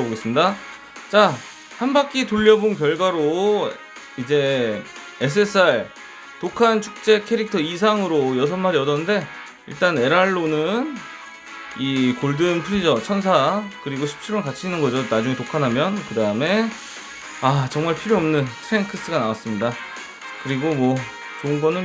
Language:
Korean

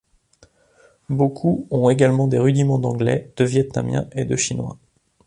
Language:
French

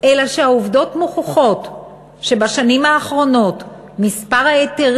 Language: Hebrew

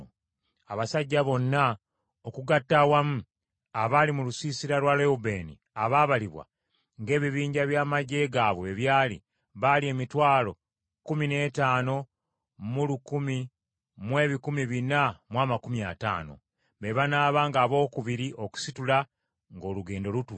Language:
Ganda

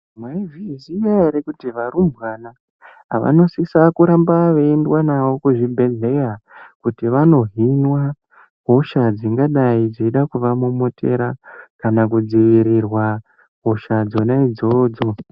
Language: Ndau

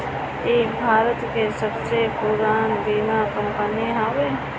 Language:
Bhojpuri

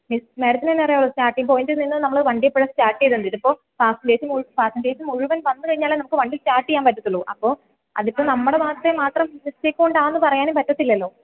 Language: Malayalam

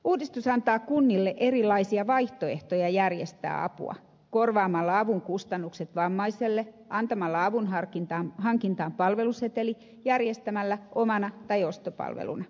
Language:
Finnish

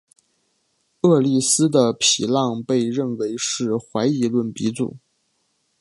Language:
Chinese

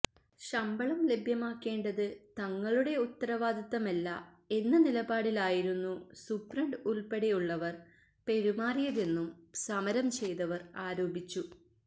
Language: Malayalam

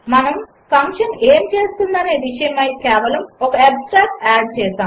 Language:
Telugu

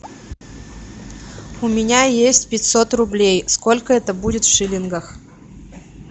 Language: Russian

